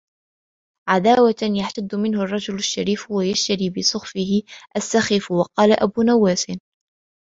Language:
Arabic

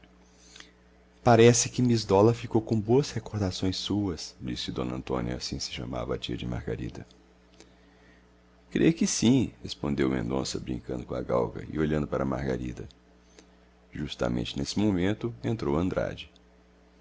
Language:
Portuguese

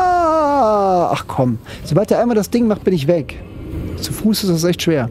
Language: German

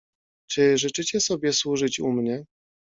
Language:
Polish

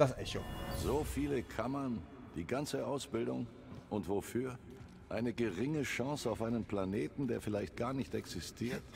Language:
German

